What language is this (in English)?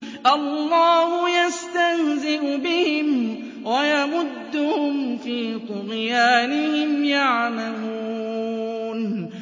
Arabic